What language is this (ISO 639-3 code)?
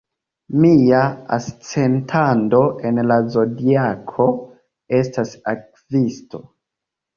epo